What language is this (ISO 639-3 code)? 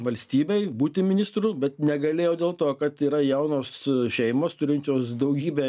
lit